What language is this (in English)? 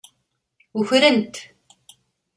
Kabyle